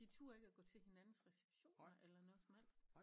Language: Danish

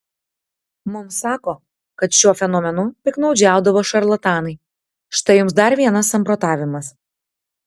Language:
Lithuanian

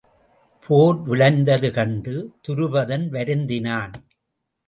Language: Tamil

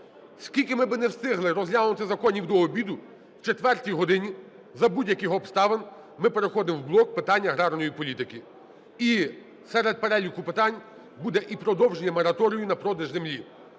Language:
Ukrainian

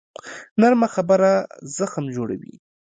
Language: Pashto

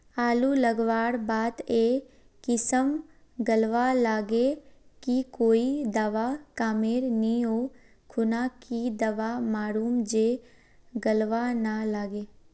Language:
Magahi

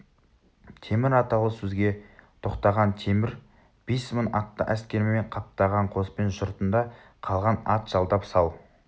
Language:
Kazakh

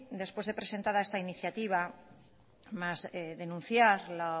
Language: Spanish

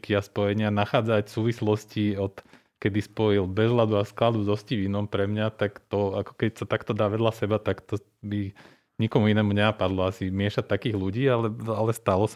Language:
Slovak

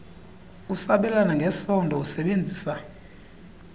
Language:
Xhosa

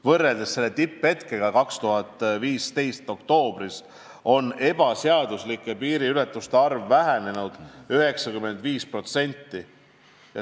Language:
Estonian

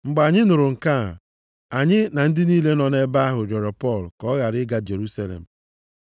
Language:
Igbo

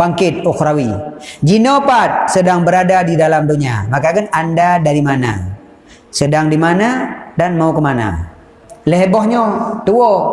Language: Malay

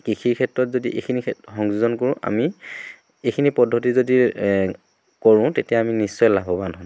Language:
Assamese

